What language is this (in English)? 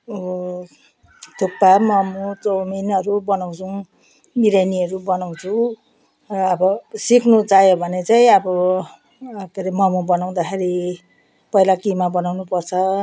Nepali